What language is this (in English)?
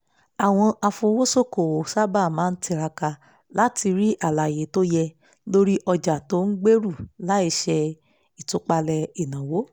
Yoruba